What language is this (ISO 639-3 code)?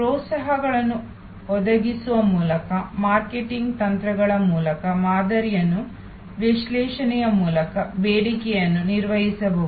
kan